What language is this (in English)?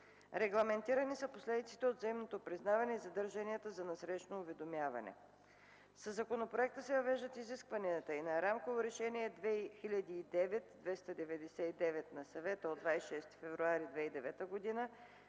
Bulgarian